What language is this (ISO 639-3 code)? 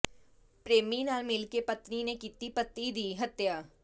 pan